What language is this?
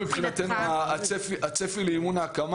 Hebrew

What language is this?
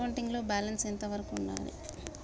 Telugu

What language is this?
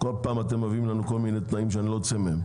Hebrew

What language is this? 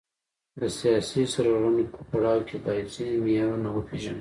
Pashto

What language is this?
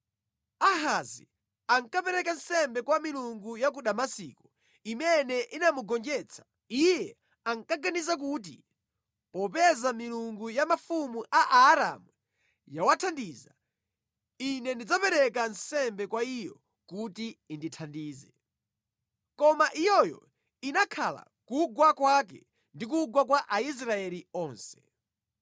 Nyanja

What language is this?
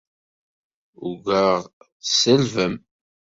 Kabyle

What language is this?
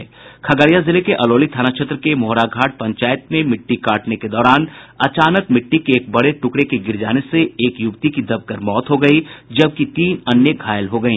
Hindi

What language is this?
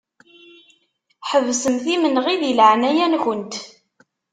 Kabyle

